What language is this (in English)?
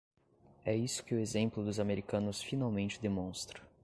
Portuguese